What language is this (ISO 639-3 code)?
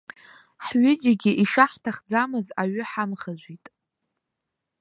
abk